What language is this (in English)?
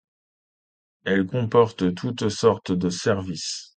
French